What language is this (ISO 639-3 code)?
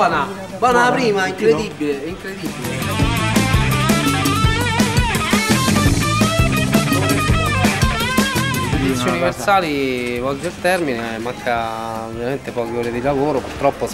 ita